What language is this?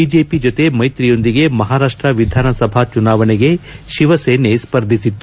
Kannada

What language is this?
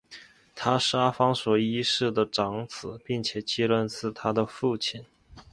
Chinese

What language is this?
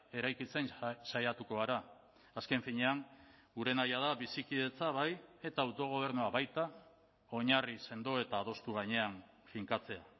Basque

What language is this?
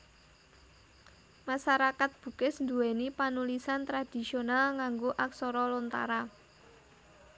Javanese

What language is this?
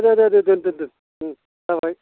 Bodo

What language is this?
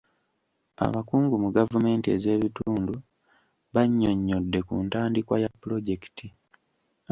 Ganda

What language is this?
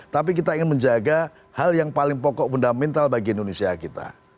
Indonesian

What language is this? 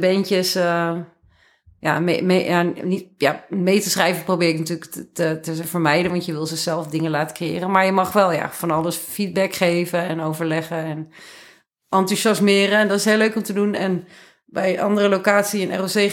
Dutch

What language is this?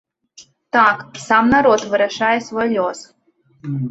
Belarusian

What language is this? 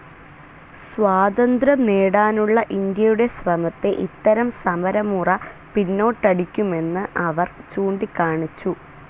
Malayalam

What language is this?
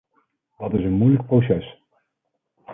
Dutch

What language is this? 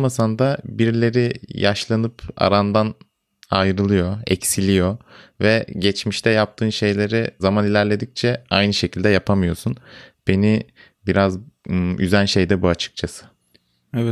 Turkish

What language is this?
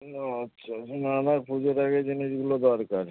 Bangla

